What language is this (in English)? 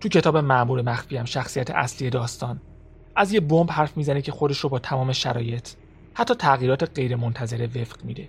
Persian